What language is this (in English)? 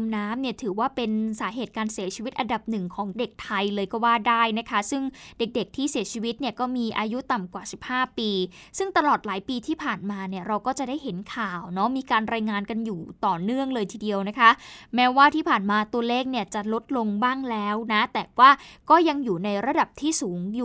Thai